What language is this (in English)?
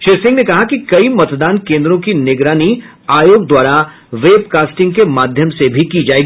Hindi